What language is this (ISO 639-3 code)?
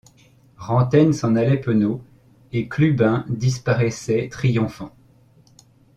fra